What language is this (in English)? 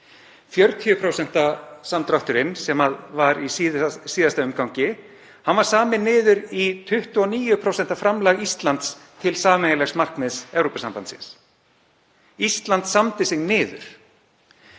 Icelandic